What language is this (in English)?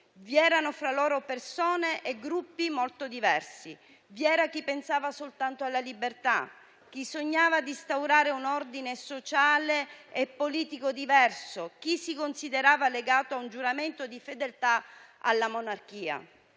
Italian